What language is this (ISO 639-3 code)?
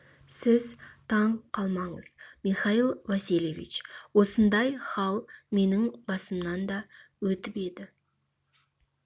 kaz